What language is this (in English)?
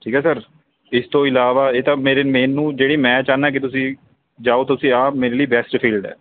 Punjabi